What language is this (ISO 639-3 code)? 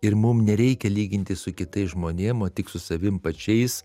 lit